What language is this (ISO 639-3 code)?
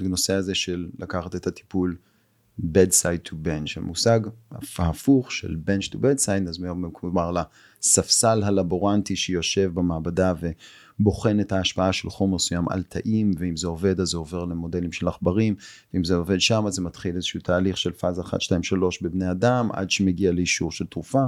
heb